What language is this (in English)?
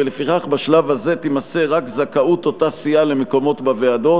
Hebrew